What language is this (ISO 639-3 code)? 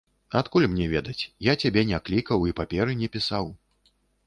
bel